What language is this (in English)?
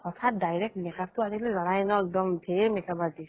Assamese